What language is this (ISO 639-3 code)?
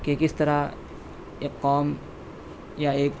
urd